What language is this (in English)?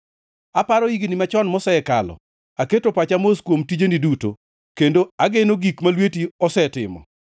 Luo (Kenya and Tanzania)